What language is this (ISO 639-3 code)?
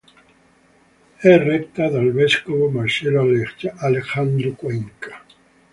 ita